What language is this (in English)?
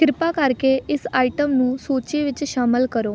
Punjabi